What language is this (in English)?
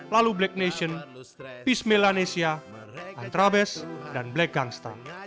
Indonesian